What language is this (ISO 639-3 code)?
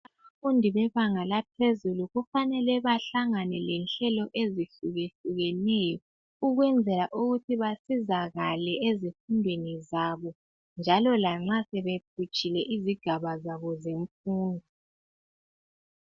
nde